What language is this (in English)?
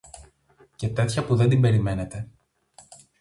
Greek